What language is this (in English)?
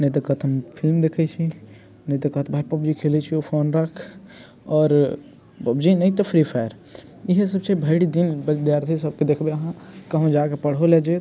Maithili